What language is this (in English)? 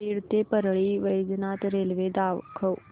Marathi